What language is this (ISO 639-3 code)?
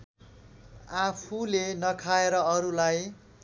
nep